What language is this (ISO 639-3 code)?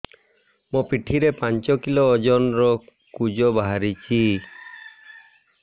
ori